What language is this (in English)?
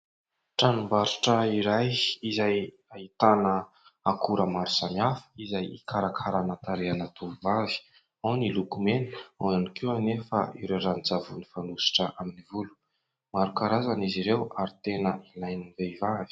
Malagasy